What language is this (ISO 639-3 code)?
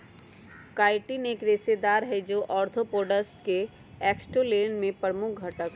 mag